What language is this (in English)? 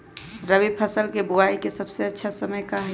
Magahi